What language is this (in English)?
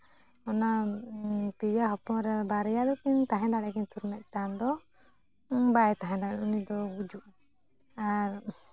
Santali